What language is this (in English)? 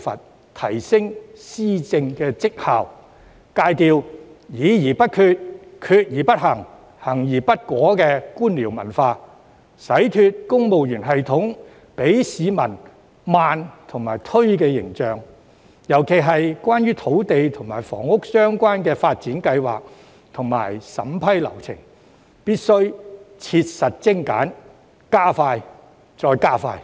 Cantonese